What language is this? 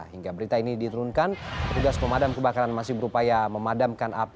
Indonesian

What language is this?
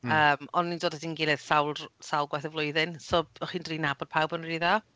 Welsh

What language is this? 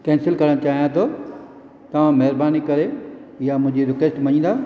Sindhi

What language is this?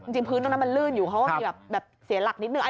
Thai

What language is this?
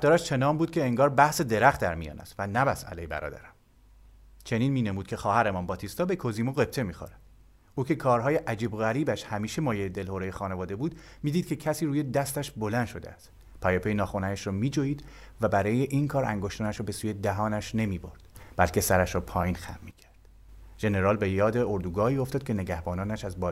Persian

